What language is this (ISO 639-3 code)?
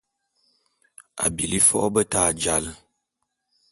bum